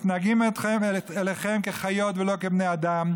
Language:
Hebrew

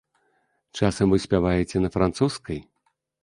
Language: Belarusian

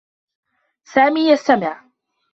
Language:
Arabic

